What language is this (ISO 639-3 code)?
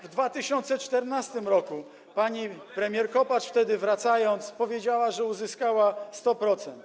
pol